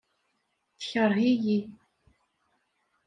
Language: Kabyle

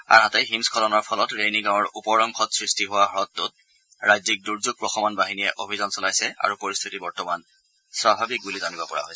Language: Assamese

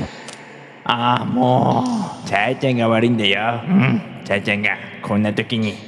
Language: Japanese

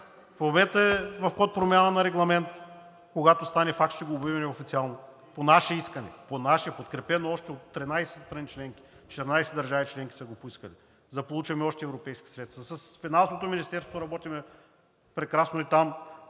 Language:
Bulgarian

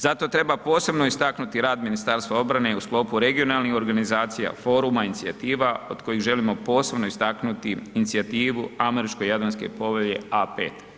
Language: Croatian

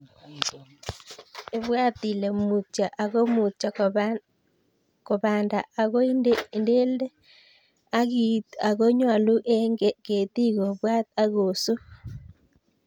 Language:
Kalenjin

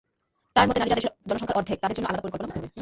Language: Bangla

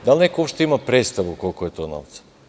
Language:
Serbian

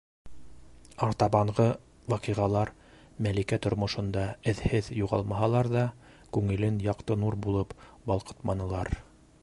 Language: Bashkir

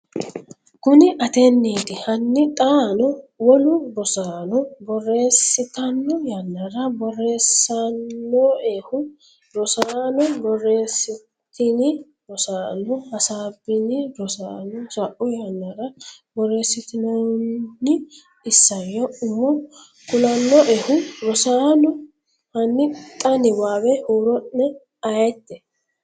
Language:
Sidamo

